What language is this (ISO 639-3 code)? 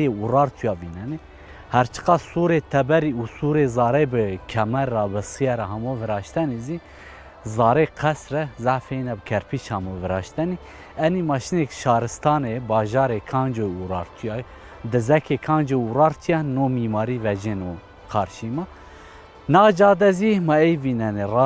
fas